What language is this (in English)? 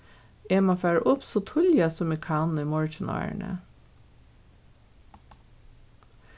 Faroese